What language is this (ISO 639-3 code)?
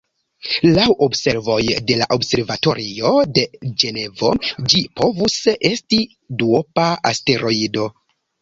epo